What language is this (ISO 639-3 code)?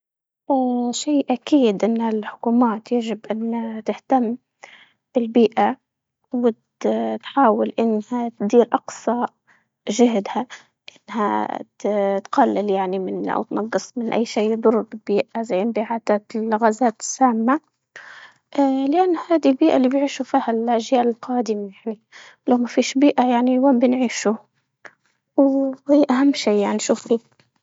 ayl